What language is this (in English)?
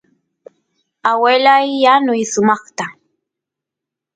Santiago del Estero Quichua